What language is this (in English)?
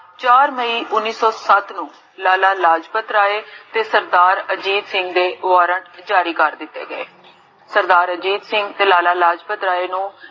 Punjabi